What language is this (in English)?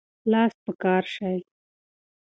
Pashto